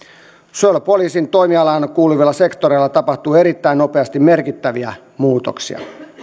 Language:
Finnish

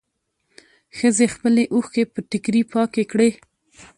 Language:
Pashto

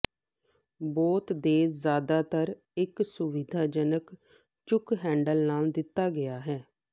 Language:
Punjabi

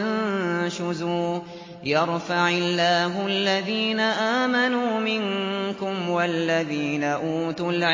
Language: Arabic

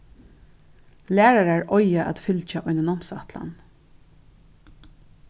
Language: Faroese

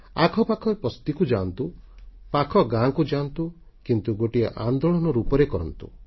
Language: Odia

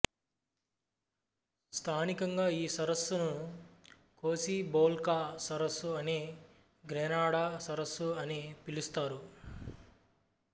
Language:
Telugu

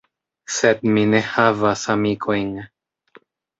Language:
Esperanto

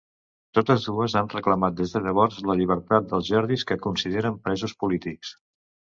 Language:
Catalan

